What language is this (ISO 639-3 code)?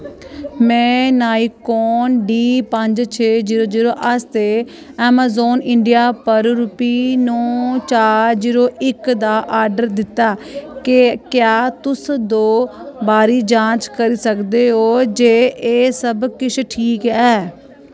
doi